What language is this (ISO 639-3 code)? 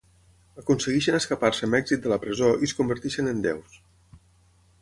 cat